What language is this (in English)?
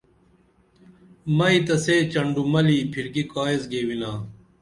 Dameli